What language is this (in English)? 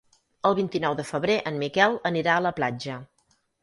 Catalan